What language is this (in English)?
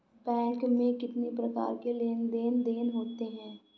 Hindi